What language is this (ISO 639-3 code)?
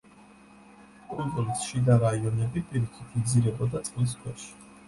kat